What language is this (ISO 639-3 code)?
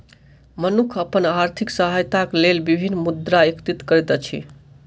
mai